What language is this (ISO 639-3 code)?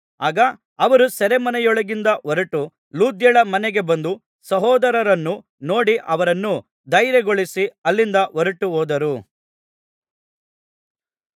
kan